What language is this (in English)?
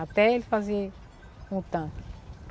Portuguese